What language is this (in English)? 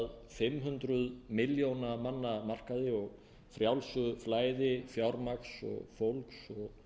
Icelandic